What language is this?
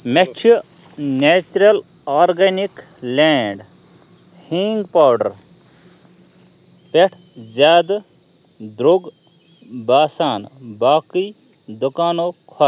Kashmiri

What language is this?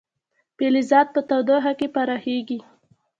Pashto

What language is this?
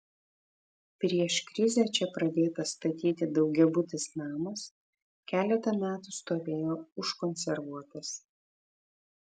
Lithuanian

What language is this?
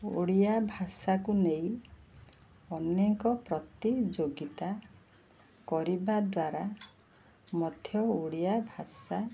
Odia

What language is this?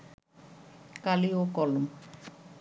Bangla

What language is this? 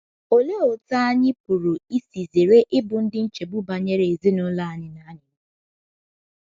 Igbo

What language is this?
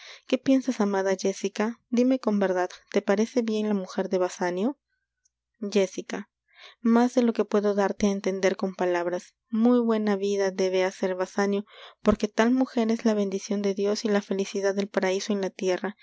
Spanish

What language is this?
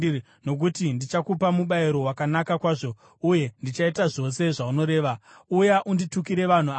Shona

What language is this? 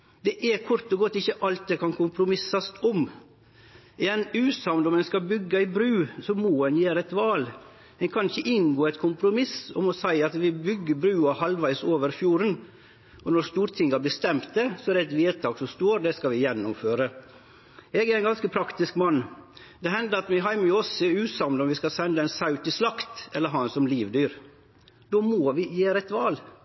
Norwegian Nynorsk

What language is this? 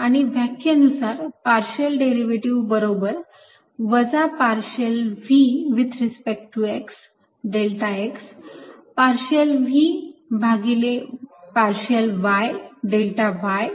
Marathi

